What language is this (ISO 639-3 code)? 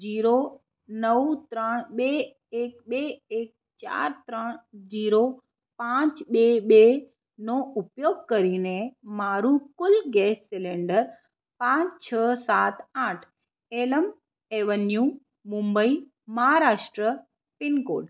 guj